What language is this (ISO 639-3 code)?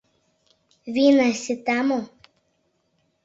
chm